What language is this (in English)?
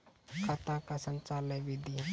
Maithili